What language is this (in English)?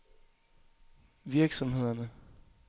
Danish